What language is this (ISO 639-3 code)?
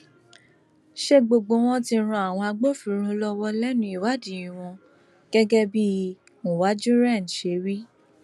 yor